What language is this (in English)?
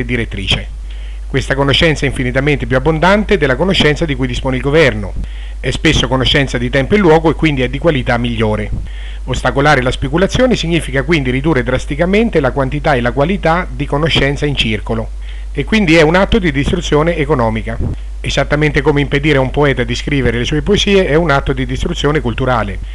Italian